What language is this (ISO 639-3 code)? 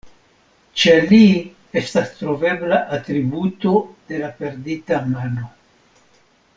epo